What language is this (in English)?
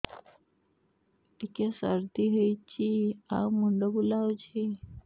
Odia